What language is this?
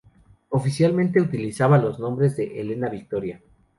Spanish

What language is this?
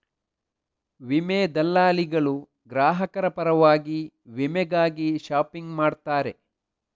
Kannada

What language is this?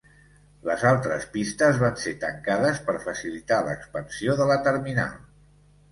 Catalan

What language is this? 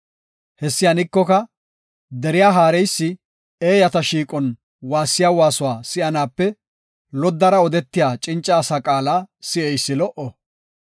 Gofa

